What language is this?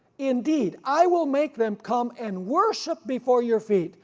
English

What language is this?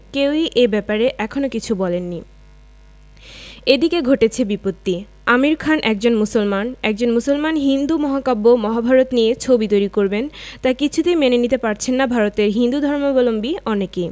Bangla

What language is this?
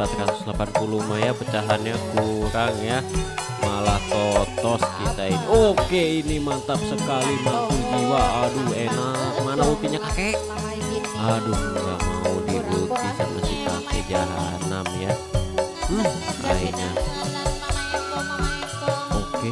Indonesian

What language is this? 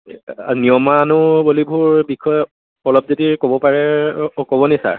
Assamese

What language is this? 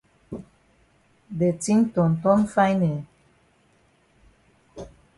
Cameroon Pidgin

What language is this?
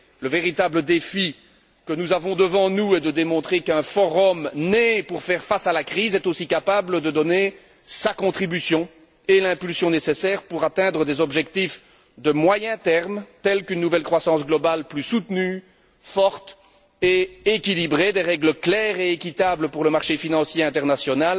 French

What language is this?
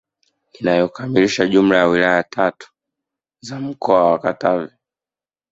Swahili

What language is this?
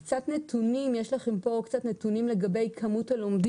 Hebrew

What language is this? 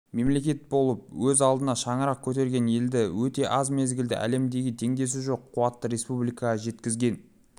Kazakh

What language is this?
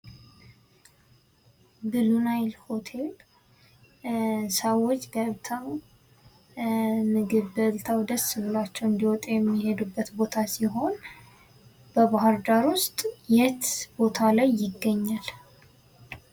Amharic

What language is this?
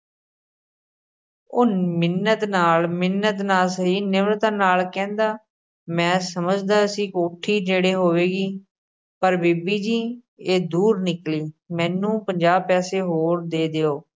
Punjabi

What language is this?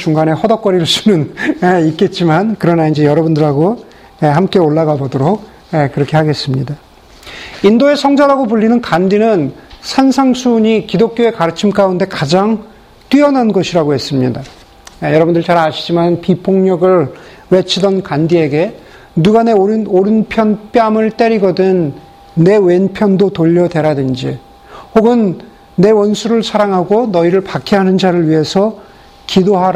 Korean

